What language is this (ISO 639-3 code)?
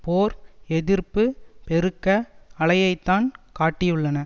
tam